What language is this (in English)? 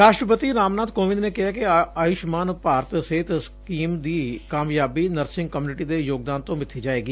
Punjabi